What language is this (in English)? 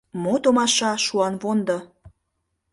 Mari